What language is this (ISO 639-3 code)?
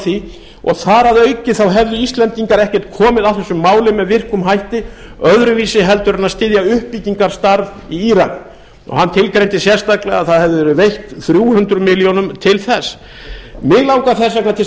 isl